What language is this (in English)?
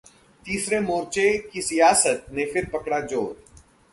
Hindi